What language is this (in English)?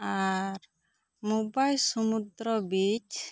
Santali